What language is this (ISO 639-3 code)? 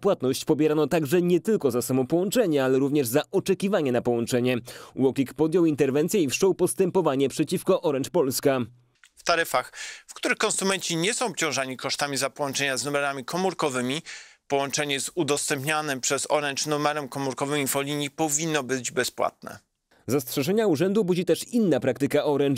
pol